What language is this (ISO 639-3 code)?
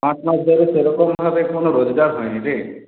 ben